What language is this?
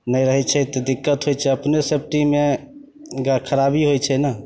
Maithili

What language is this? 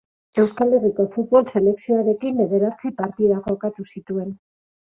Basque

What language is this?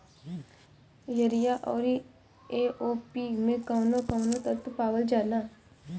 Bhojpuri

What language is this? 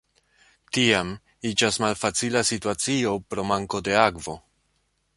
Esperanto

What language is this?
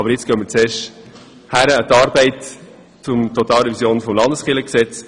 Swiss German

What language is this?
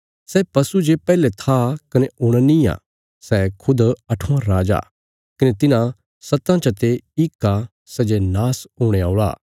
Bilaspuri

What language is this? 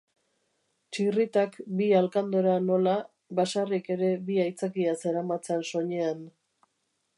Basque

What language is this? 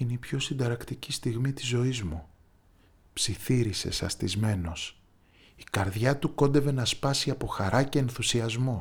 Greek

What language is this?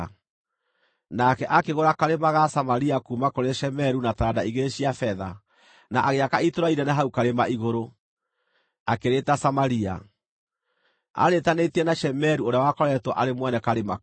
Kikuyu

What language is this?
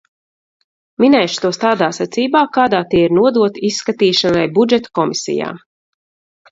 Latvian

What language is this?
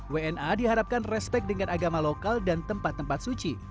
Indonesian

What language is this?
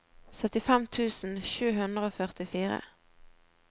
Norwegian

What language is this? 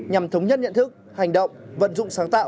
Vietnamese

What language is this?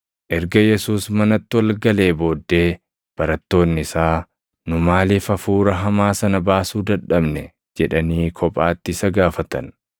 Oromo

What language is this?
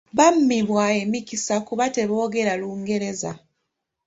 Ganda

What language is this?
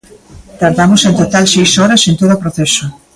Galician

